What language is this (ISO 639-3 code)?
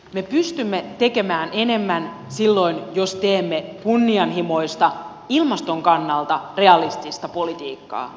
fin